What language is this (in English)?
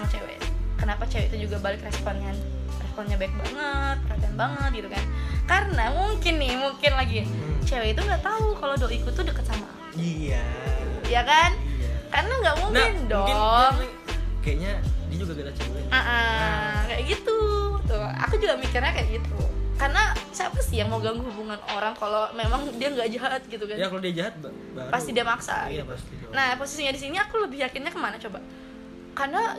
Indonesian